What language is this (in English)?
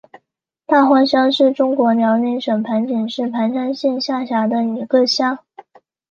Chinese